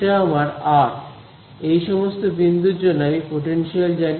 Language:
Bangla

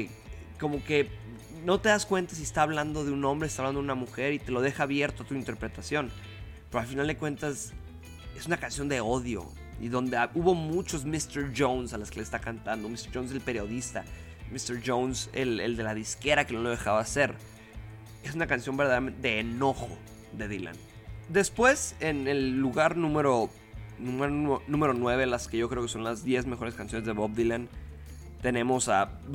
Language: Spanish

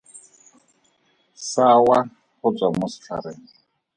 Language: Tswana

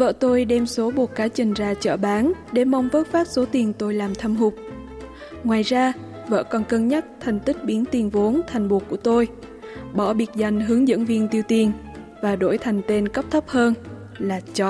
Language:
Vietnamese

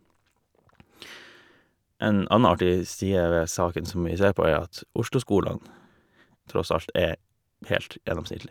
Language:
Norwegian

